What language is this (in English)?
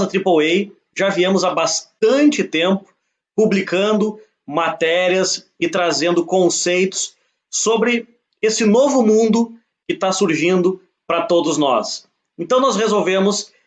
Portuguese